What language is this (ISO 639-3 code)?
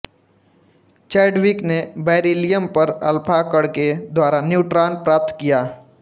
hin